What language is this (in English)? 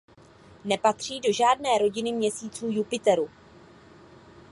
Czech